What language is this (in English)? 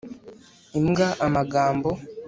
Kinyarwanda